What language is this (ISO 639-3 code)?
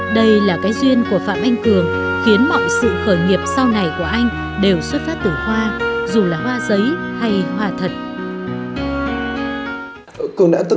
vie